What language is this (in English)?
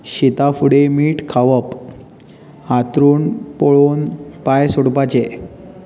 Konkani